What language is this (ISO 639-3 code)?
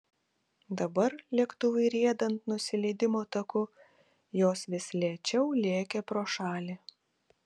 lit